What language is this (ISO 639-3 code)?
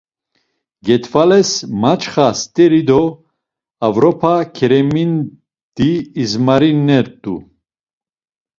lzz